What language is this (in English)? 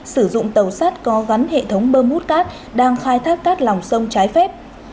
Vietnamese